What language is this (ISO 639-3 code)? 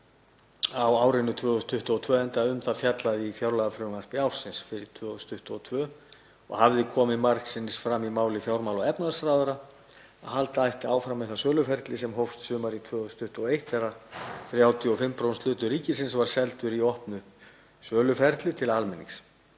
isl